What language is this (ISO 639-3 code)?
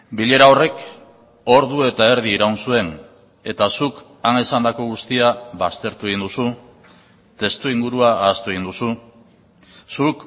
eus